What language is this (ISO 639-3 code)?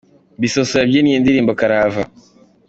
kin